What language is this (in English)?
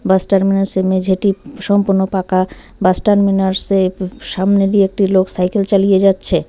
Bangla